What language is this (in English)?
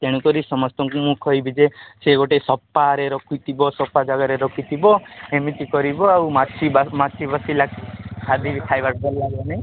Odia